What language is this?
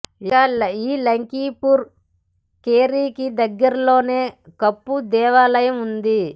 Telugu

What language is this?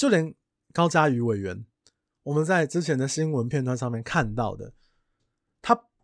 Chinese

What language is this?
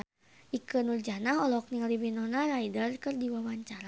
Sundanese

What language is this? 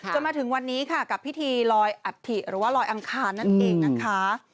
Thai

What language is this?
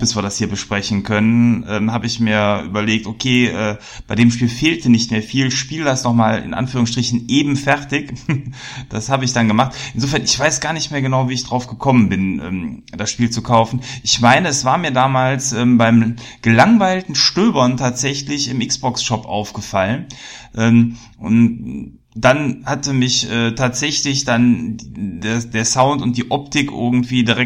German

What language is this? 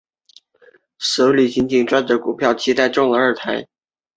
Chinese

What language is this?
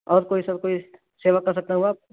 Urdu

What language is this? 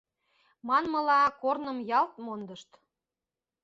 Mari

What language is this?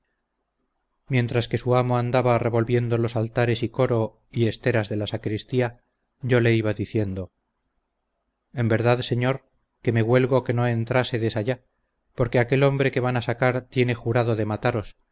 Spanish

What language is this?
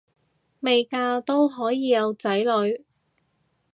Cantonese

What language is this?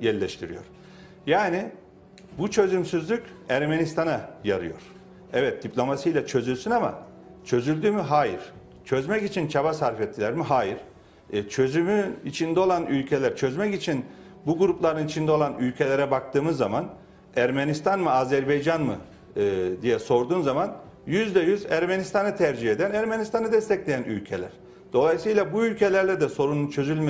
Turkish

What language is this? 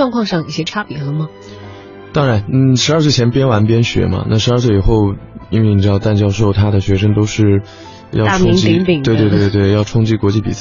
Chinese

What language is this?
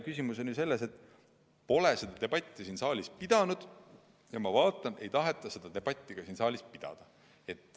Estonian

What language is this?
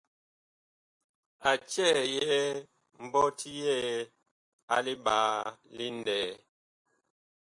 Bakoko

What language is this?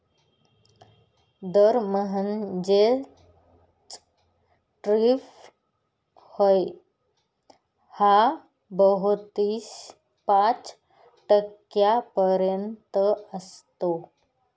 Marathi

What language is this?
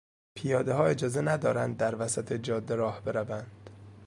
Persian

